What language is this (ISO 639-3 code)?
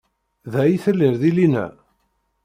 kab